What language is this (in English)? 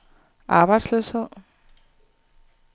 Danish